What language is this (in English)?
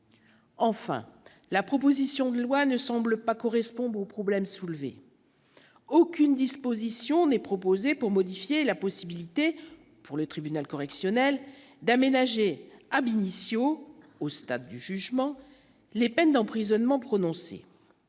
French